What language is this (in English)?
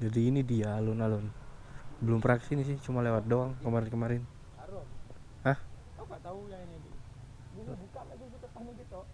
Indonesian